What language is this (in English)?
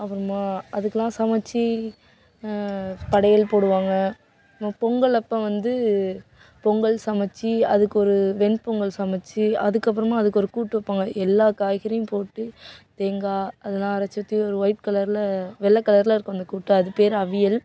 Tamil